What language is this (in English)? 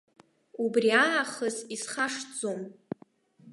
Abkhazian